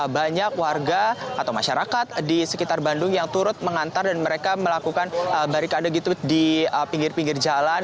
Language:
Indonesian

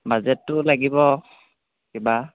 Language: Assamese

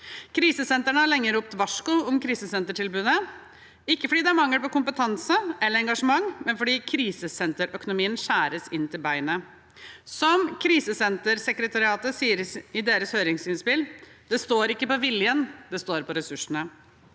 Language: Norwegian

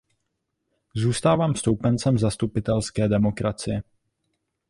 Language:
Czech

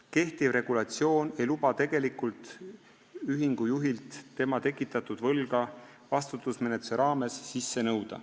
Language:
Estonian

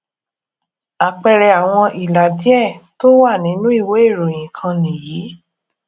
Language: Yoruba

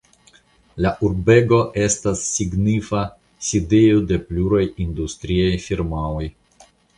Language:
Esperanto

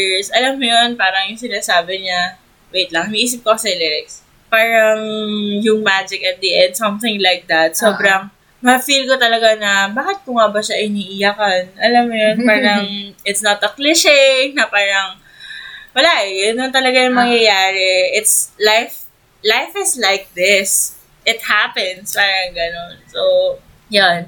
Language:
Filipino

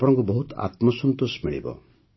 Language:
Odia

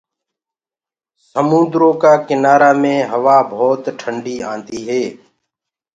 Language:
Gurgula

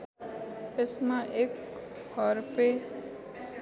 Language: Nepali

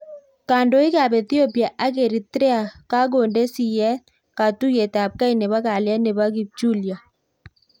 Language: Kalenjin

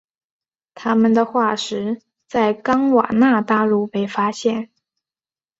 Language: Chinese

